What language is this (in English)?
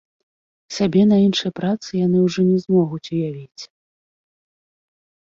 Belarusian